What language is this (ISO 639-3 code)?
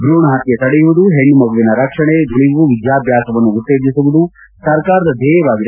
kan